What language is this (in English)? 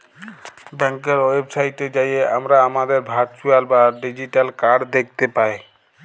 Bangla